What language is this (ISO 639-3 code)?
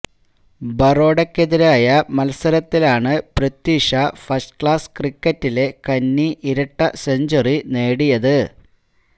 mal